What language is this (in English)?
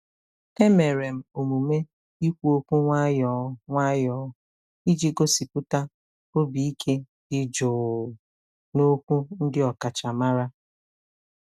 Igbo